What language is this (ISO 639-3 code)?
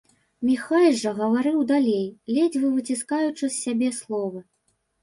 bel